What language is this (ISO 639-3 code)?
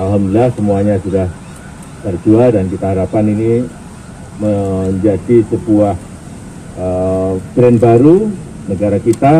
ind